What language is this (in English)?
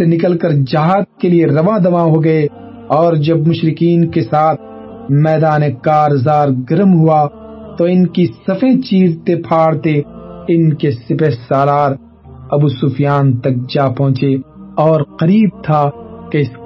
Urdu